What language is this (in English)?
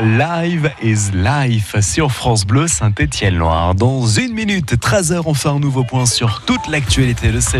French